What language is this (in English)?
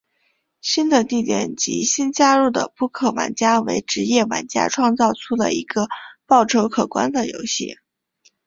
Chinese